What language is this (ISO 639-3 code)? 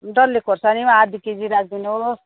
nep